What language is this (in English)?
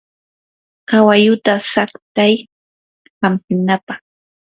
Yanahuanca Pasco Quechua